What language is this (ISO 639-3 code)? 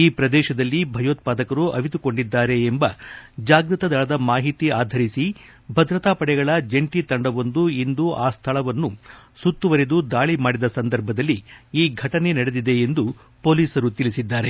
kan